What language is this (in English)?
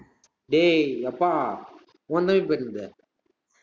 Tamil